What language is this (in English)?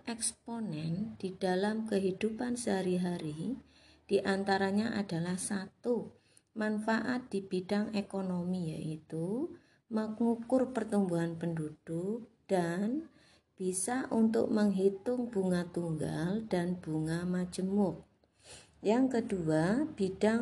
Indonesian